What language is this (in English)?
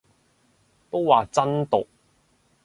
Cantonese